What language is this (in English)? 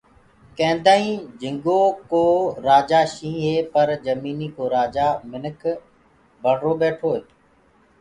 Gurgula